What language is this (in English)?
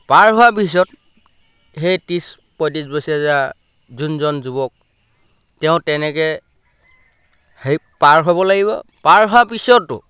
Assamese